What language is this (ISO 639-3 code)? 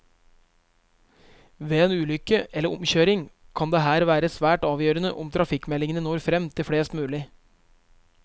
nor